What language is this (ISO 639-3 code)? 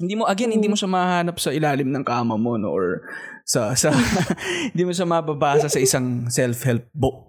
fil